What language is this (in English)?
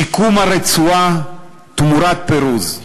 Hebrew